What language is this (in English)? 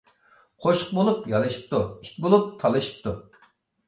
Uyghur